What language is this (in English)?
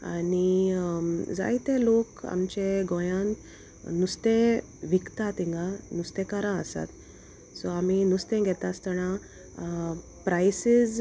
Konkani